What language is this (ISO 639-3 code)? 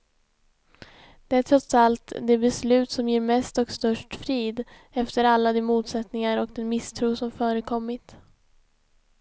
swe